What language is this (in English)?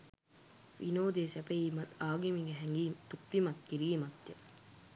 Sinhala